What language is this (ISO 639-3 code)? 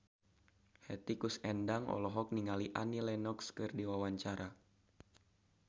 sun